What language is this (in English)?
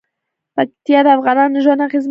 Pashto